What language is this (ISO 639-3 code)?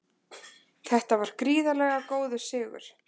isl